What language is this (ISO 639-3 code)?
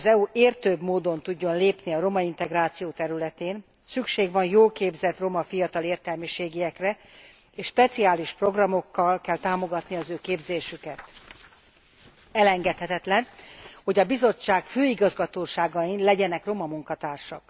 hun